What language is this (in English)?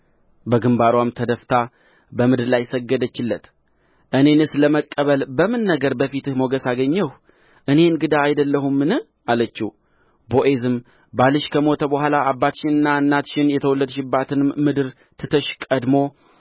Amharic